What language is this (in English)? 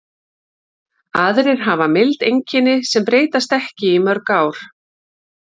Icelandic